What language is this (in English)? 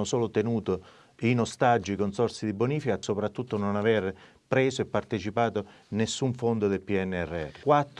Italian